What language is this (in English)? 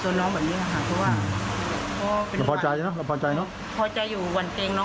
Thai